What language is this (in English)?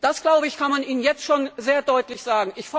German